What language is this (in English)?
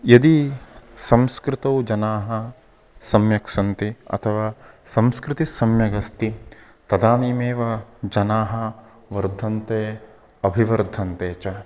Sanskrit